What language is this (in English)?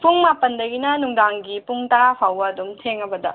Manipuri